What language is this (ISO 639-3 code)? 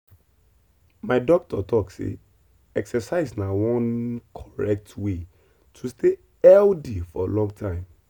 pcm